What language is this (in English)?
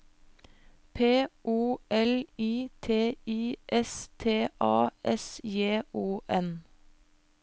Norwegian